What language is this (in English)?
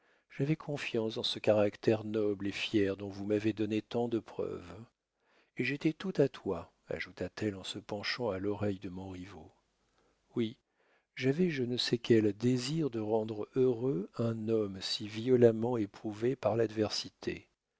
French